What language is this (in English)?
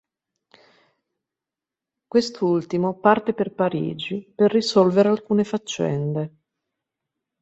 Italian